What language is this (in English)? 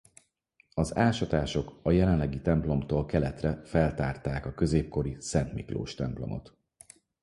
Hungarian